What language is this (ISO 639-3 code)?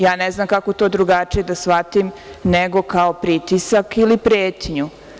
srp